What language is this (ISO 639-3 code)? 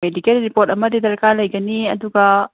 mni